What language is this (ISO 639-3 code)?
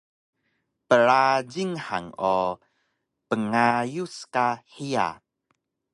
trv